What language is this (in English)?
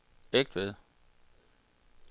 Danish